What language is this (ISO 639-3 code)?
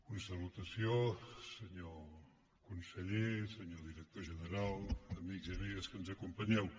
cat